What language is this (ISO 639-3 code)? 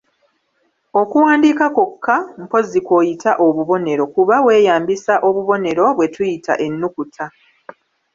lug